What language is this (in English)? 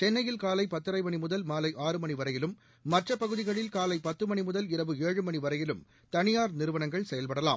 Tamil